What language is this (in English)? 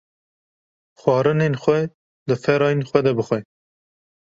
Kurdish